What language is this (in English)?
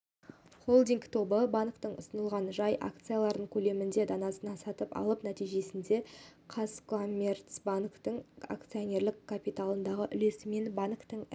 Kazakh